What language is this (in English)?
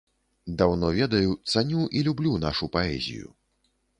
Belarusian